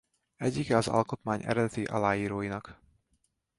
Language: Hungarian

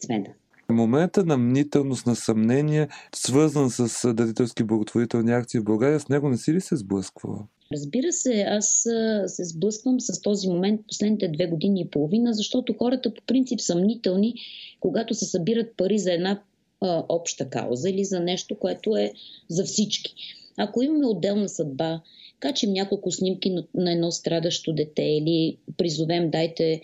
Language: Bulgarian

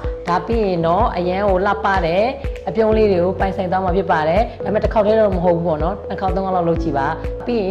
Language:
Korean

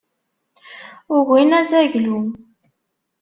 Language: Kabyle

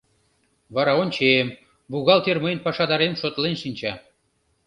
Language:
Mari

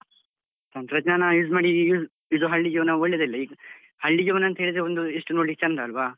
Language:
Kannada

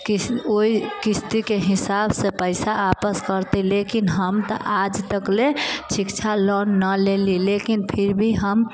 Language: Maithili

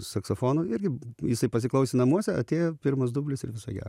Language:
Lithuanian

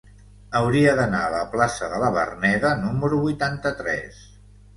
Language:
Catalan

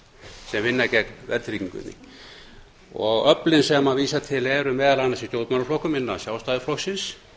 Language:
Icelandic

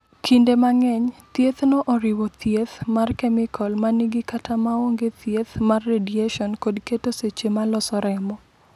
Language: Luo (Kenya and Tanzania)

